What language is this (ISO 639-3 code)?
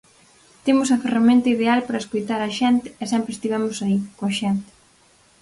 glg